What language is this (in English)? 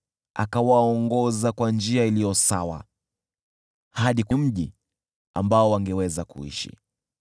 Swahili